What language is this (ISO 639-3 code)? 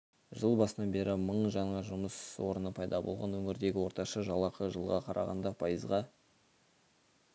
kaz